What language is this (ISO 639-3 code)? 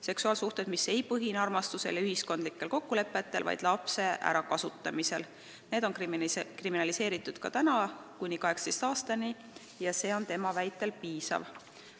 est